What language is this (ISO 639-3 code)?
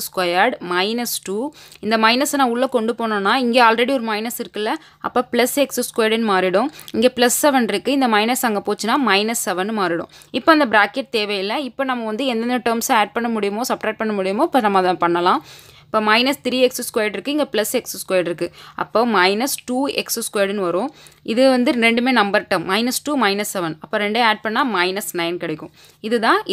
eng